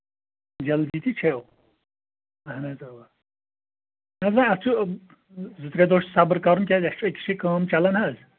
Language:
Kashmiri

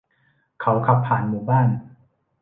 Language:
Thai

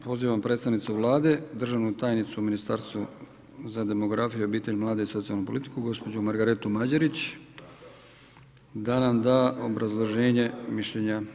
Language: Croatian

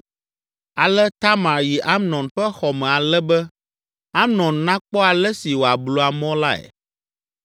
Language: Ewe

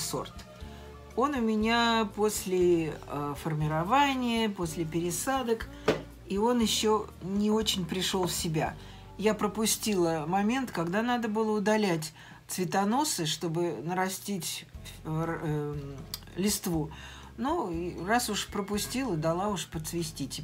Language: Russian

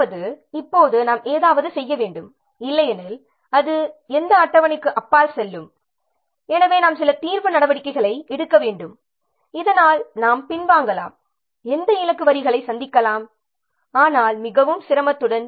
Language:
Tamil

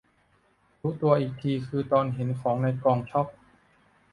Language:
Thai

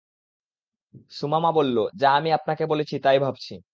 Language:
Bangla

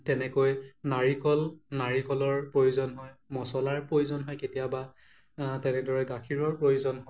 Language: Assamese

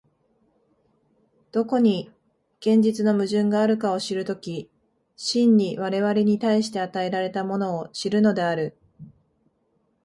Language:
Japanese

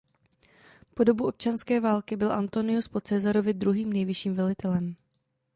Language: Czech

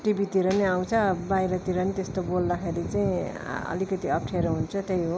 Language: Nepali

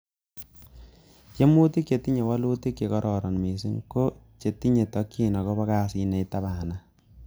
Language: Kalenjin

